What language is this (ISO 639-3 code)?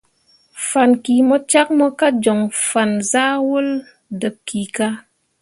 mua